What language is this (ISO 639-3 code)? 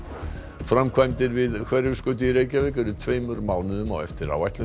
isl